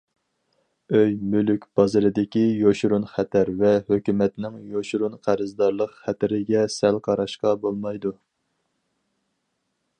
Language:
Uyghur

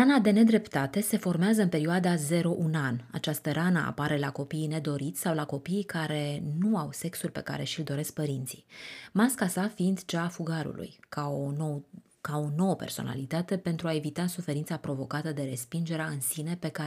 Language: Romanian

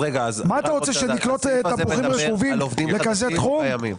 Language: Hebrew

